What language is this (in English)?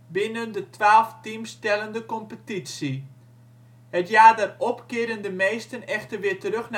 Dutch